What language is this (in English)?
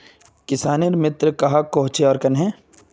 Magahi